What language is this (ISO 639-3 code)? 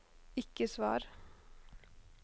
nor